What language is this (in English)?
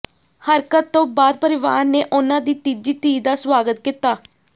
Punjabi